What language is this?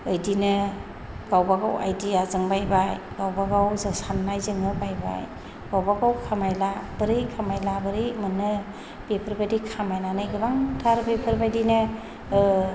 Bodo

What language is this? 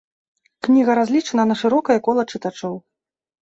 Belarusian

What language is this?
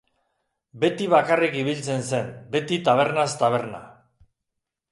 Basque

